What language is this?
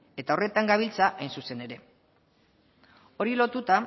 Basque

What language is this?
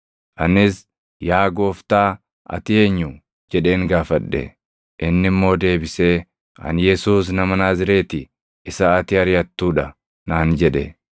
Oromo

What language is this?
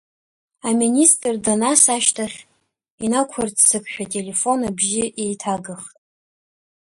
Abkhazian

